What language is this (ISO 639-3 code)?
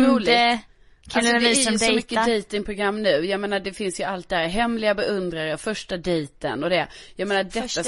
swe